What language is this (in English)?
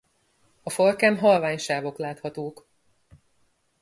Hungarian